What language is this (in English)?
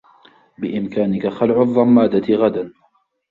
Arabic